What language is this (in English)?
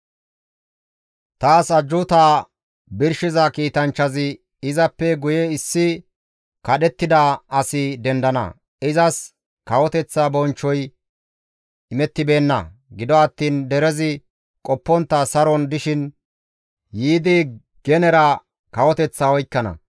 Gamo